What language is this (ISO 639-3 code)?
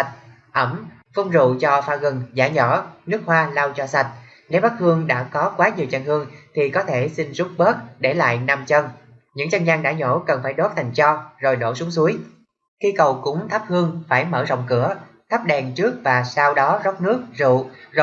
vie